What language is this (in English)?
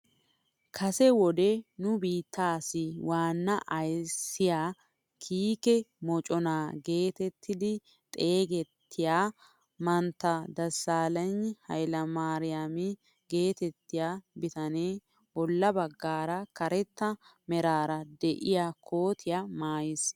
Wolaytta